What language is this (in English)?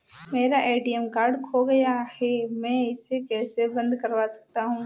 Hindi